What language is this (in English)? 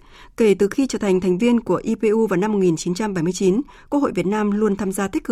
Vietnamese